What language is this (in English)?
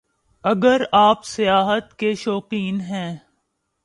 Urdu